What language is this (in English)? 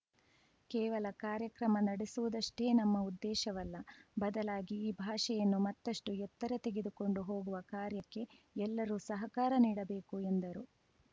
Kannada